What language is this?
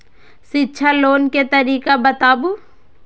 Maithili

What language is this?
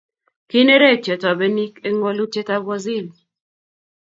Kalenjin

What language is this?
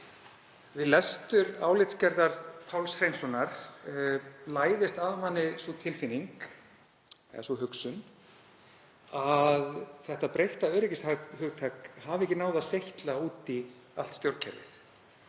Icelandic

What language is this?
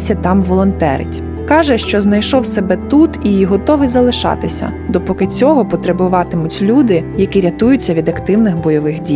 Ukrainian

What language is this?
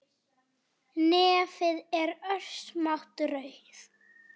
Icelandic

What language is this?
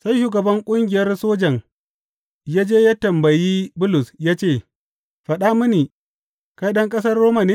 Hausa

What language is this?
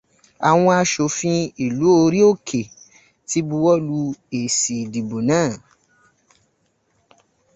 Yoruba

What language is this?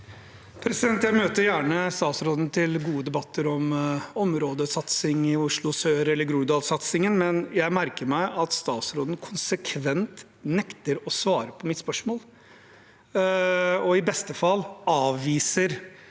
Norwegian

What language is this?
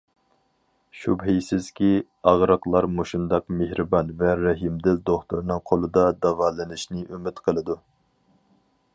Uyghur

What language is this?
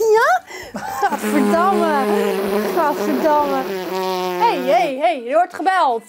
Dutch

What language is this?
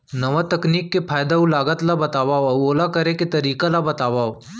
Chhattisgarhi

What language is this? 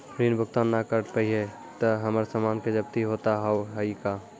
Maithili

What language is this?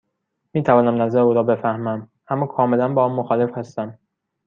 Persian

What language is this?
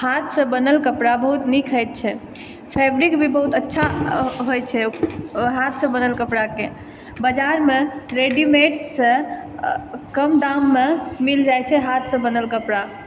Maithili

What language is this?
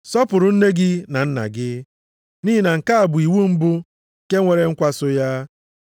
Igbo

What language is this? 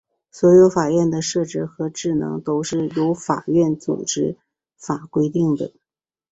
Chinese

